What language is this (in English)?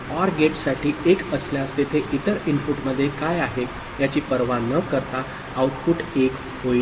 Marathi